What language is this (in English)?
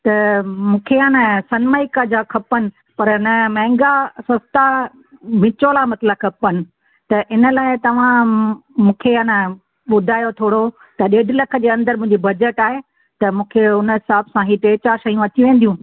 Sindhi